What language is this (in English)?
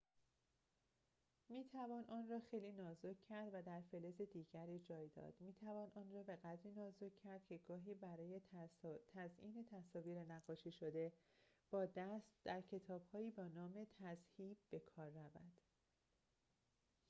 Persian